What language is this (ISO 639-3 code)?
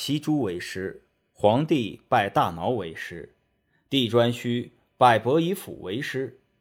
zho